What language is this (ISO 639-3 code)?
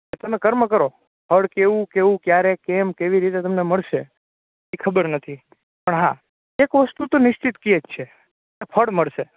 guj